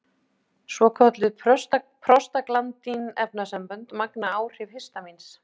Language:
Icelandic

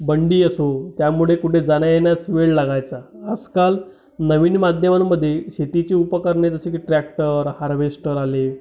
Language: Marathi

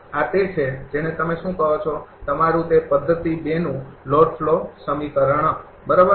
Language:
Gujarati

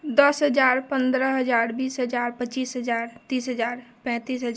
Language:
Maithili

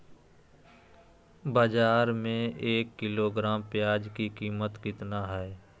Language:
Magahi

